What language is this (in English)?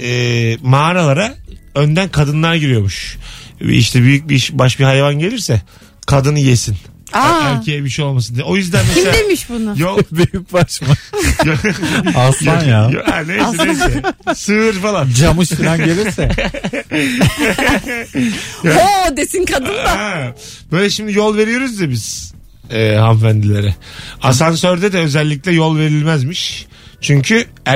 Turkish